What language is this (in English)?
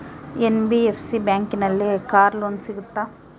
Kannada